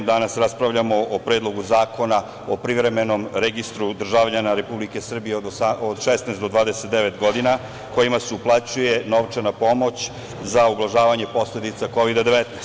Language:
Serbian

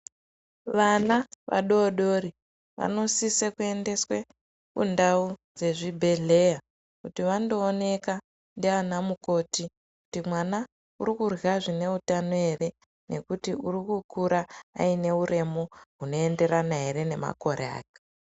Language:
Ndau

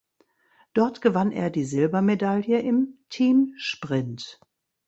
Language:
German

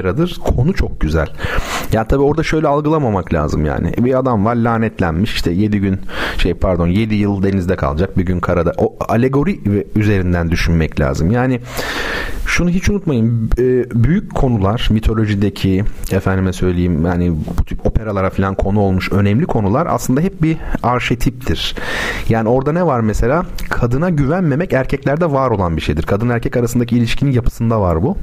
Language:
Turkish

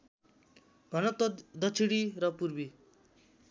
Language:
Nepali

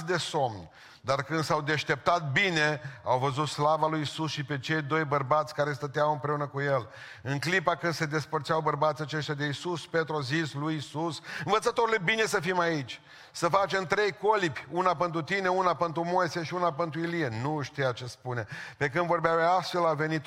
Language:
Romanian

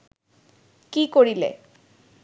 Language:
Bangla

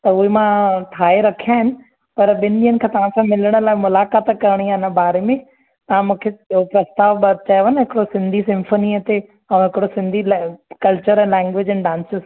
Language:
Sindhi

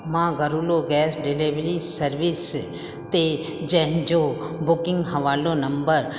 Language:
Sindhi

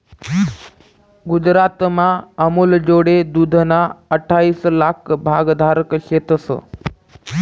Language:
Marathi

